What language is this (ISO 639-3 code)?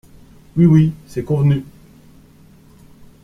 fra